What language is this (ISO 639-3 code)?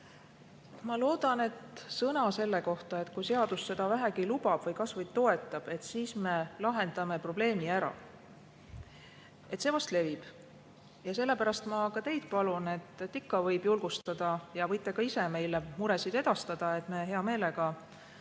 est